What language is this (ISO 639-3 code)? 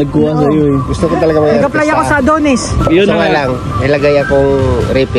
fil